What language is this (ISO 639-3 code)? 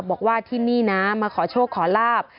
tha